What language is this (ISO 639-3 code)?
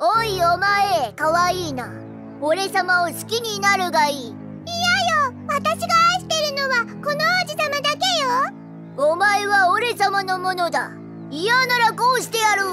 jpn